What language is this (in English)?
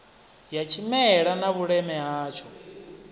Venda